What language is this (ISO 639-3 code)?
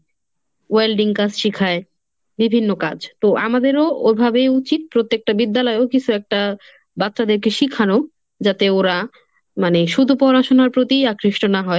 ben